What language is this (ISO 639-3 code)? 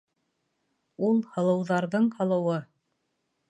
bak